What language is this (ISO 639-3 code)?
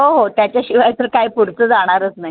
mar